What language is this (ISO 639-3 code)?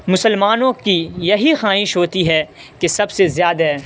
urd